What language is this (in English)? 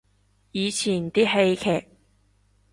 Cantonese